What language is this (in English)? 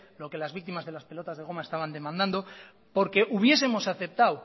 Spanish